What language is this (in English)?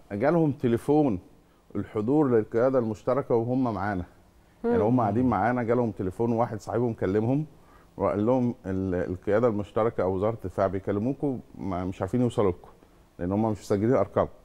Arabic